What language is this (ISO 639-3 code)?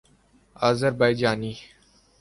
urd